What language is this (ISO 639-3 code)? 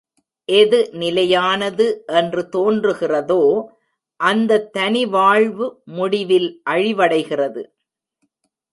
tam